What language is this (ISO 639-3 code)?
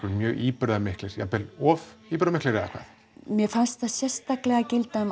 isl